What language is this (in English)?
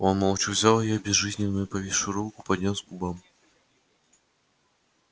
Russian